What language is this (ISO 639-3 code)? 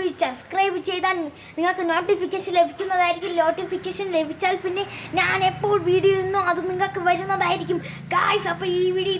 mal